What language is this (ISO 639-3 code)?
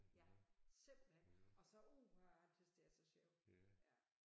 dan